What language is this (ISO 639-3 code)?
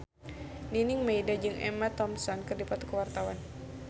sun